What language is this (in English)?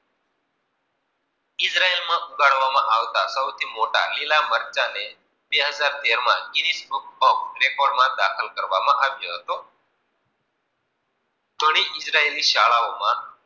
Gujarati